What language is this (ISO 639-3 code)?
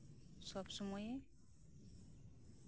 sat